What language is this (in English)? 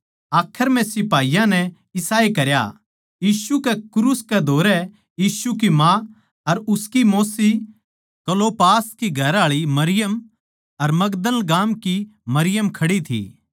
Haryanvi